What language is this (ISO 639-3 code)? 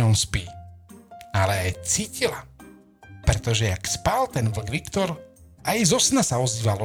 slk